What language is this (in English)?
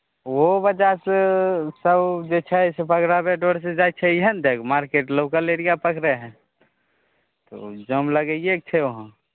Maithili